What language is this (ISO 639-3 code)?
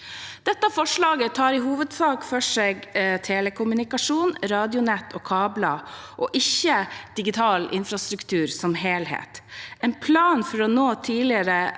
nor